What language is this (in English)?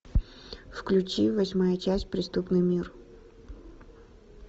Russian